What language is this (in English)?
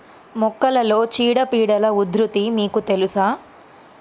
Telugu